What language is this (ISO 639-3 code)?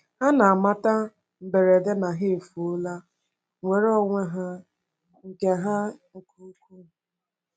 ibo